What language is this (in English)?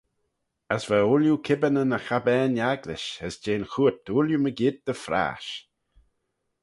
Manx